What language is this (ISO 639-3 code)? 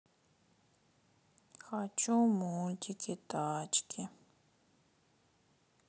rus